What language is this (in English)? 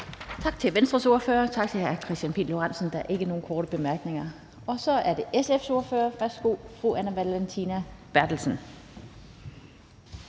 Danish